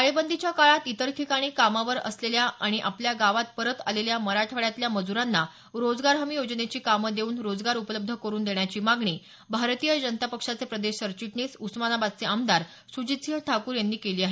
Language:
Marathi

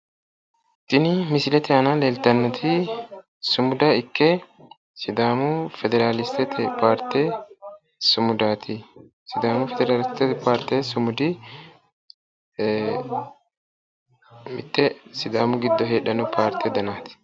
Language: Sidamo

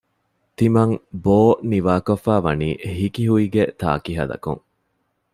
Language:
Divehi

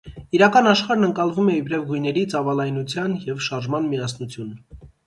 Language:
Armenian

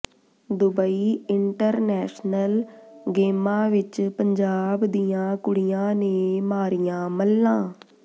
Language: Punjabi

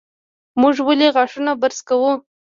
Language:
Pashto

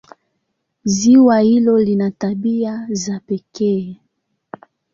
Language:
Swahili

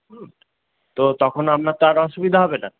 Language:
Bangla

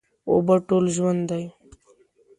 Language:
Pashto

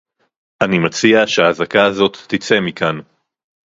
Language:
Hebrew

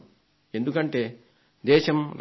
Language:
Telugu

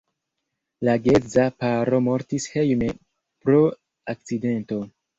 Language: Esperanto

